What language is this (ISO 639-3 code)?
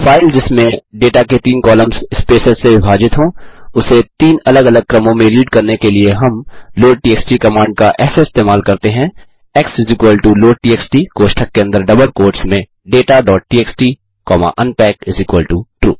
hin